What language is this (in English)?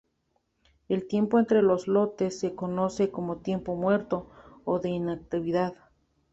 Spanish